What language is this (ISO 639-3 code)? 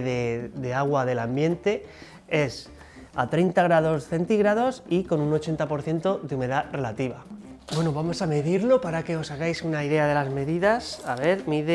spa